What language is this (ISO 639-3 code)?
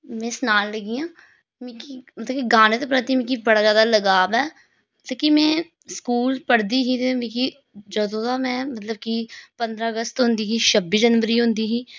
doi